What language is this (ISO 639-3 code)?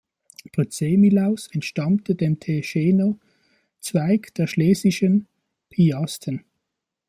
deu